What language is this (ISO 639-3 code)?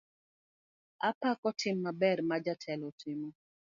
luo